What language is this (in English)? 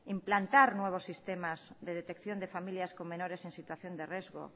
Spanish